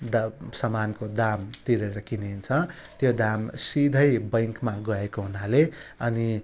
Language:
Nepali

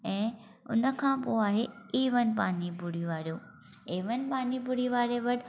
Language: Sindhi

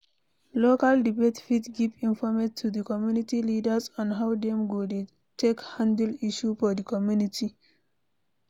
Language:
Nigerian Pidgin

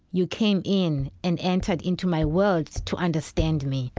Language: English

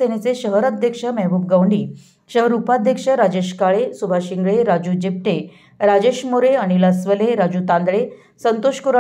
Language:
Arabic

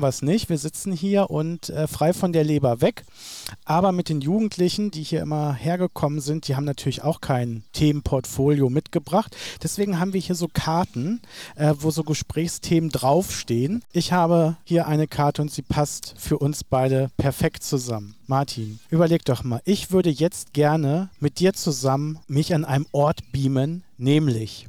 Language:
German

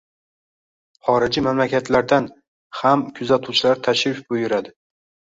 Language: Uzbek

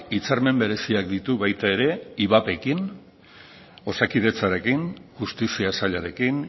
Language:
Basque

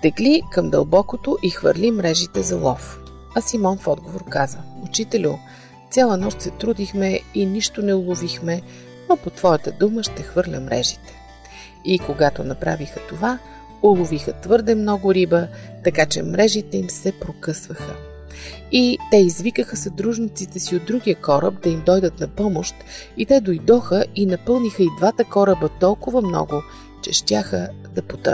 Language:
Bulgarian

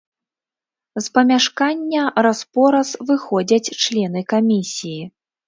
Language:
Belarusian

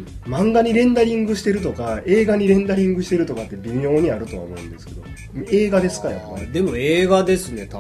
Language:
Japanese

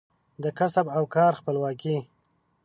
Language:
Pashto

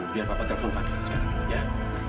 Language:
Indonesian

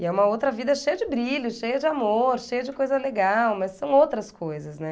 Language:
Portuguese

